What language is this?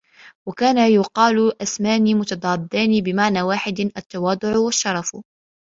Arabic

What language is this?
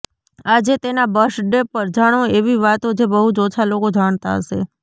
Gujarati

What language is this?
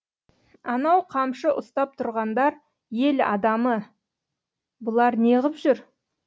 Kazakh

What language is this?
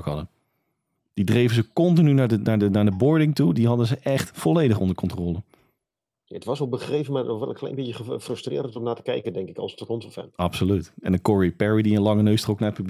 Dutch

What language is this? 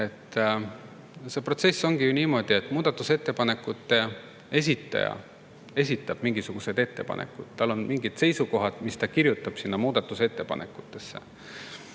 Estonian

